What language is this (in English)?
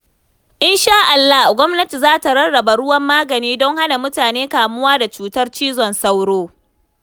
Hausa